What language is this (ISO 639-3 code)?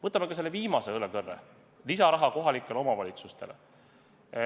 est